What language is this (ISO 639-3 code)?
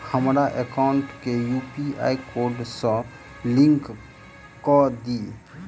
mai